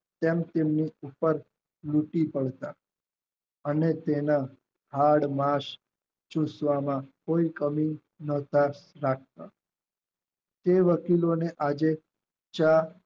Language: Gujarati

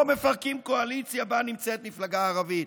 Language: Hebrew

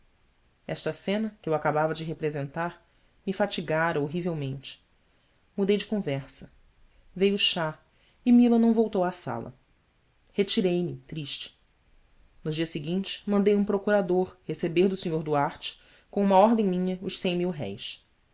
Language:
Portuguese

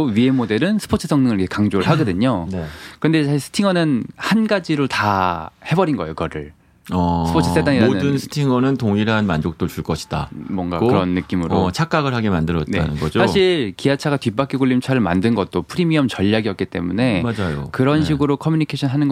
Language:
Korean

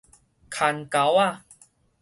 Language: Min Nan Chinese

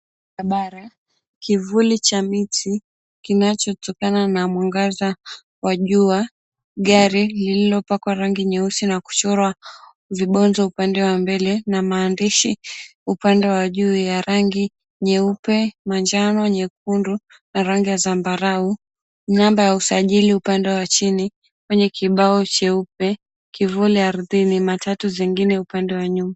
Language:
Swahili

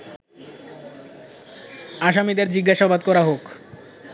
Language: Bangla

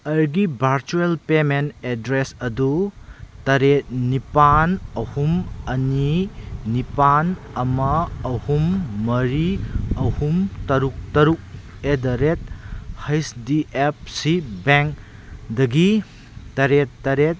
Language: Manipuri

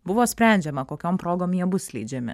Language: Lithuanian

